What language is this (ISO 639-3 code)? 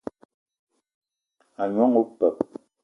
eto